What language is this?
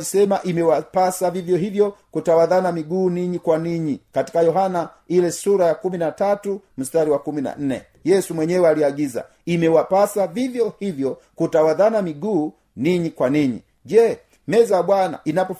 Swahili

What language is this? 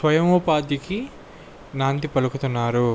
Telugu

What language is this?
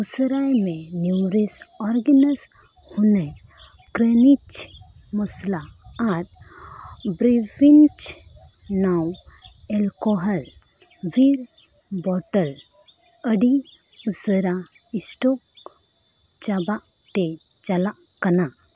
Santali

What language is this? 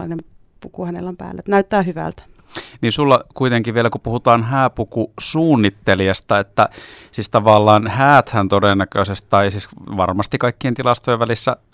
Finnish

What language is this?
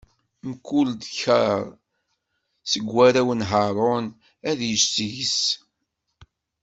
Kabyle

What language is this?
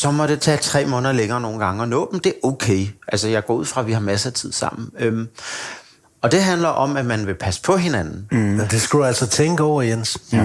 Danish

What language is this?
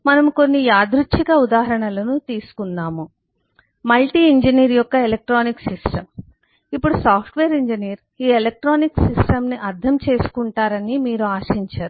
Telugu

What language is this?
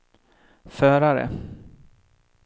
Swedish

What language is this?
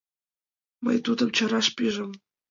Mari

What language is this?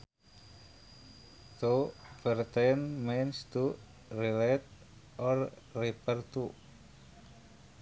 Sundanese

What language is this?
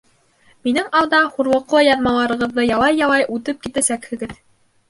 Bashkir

